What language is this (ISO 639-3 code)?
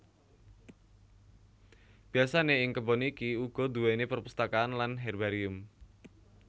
jav